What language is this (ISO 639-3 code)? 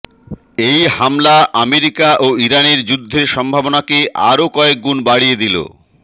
ben